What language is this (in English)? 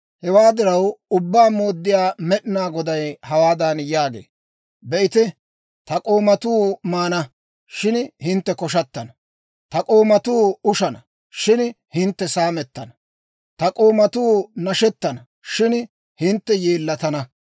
Dawro